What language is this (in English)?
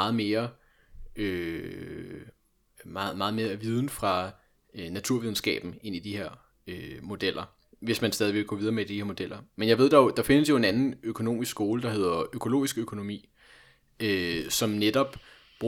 Danish